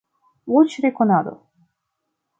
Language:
Esperanto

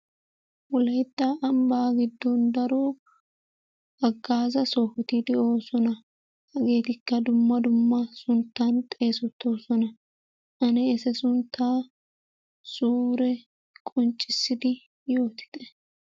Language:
Wolaytta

